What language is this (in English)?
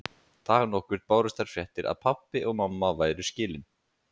Icelandic